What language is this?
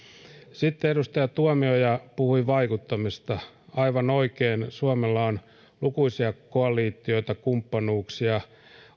Finnish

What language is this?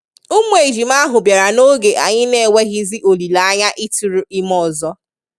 Igbo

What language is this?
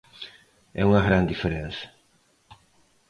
Galician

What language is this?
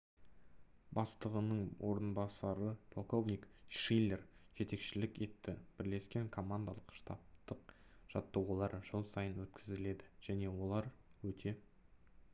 Kazakh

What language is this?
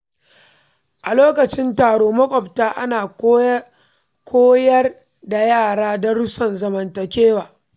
Hausa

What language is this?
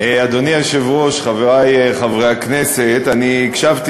Hebrew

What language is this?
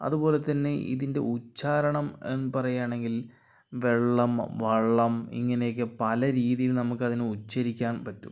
Malayalam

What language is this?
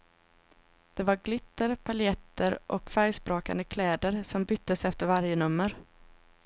Swedish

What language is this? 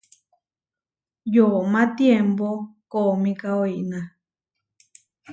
Huarijio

